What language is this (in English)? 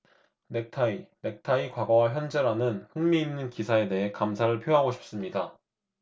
Korean